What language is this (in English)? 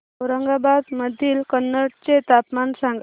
Marathi